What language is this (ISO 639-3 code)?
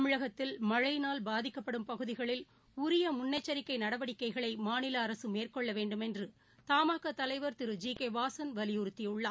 tam